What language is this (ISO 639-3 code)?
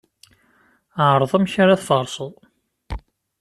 kab